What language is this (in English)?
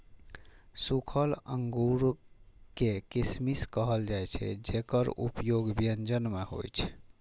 Maithili